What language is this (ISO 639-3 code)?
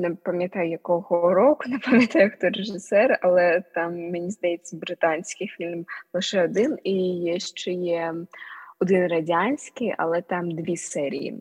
ukr